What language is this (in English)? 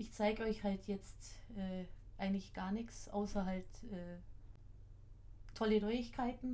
German